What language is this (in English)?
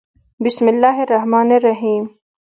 Pashto